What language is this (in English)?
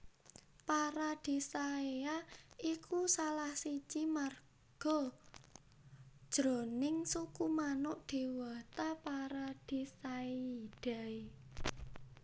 Javanese